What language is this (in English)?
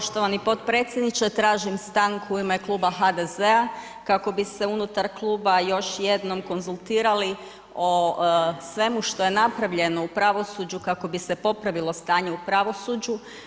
Croatian